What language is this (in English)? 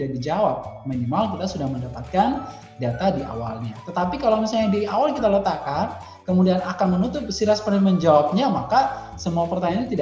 Indonesian